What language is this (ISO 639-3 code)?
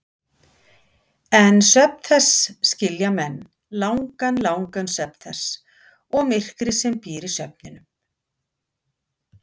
isl